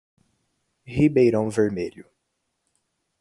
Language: Portuguese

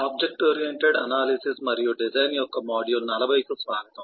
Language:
Telugu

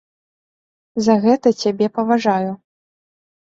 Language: Belarusian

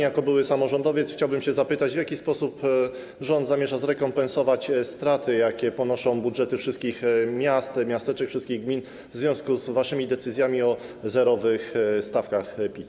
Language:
Polish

